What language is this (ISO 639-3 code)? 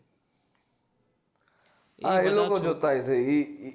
guj